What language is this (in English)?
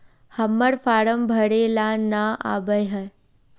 Magahi